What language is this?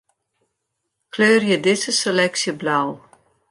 Western Frisian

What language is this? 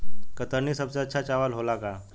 Bhojpuri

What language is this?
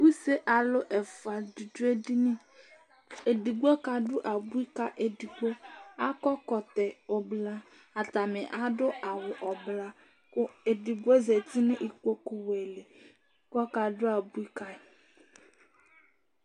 Ikposo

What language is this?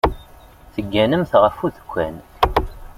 Kabyle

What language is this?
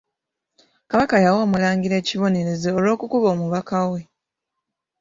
Ganda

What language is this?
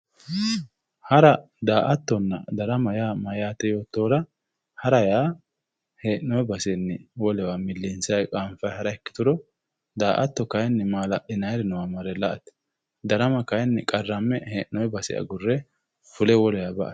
Sidamo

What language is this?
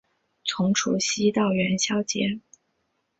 Chinese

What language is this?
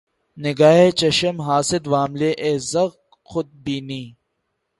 Urdu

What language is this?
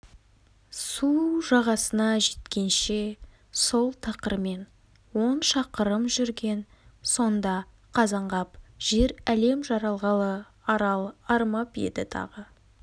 Kazakh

